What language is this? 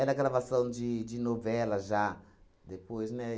Portuguese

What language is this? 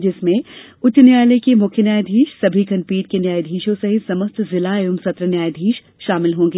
Hindi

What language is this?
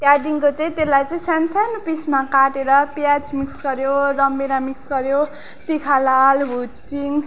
Nepali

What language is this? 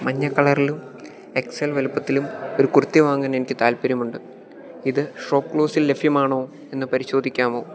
Malayalam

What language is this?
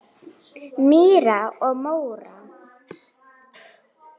Icelandic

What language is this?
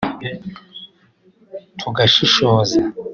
Kinyarwanda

